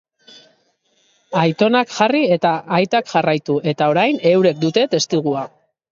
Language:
Basque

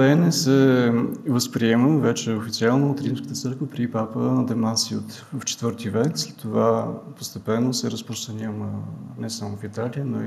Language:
Bulgarian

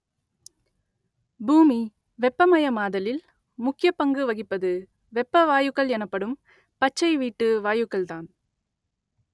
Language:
Tamil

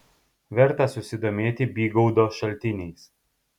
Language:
Lithuanian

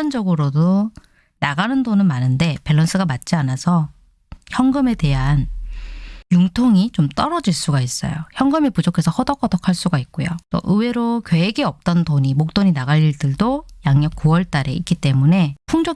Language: Korean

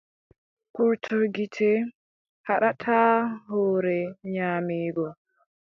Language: Adamawa Fulfulde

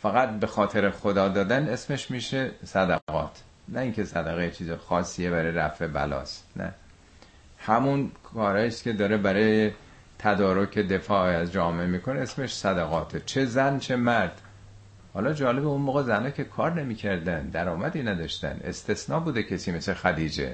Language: Persian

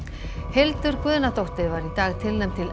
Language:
Icelandic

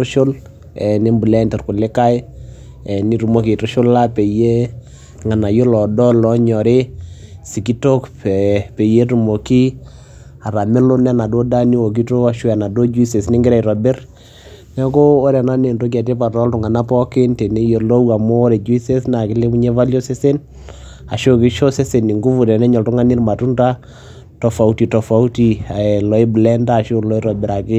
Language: Masai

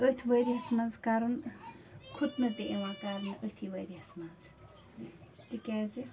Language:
Kashmiri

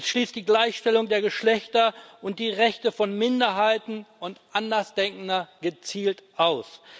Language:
German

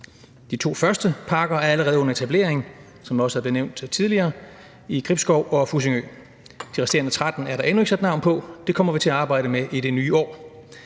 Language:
Danish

